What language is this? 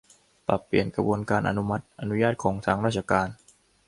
Thai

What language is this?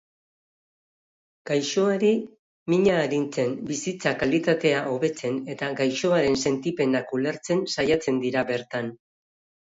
Basque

